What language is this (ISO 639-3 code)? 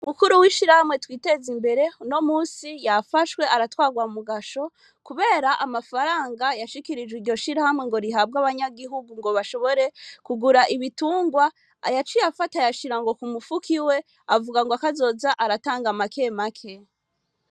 run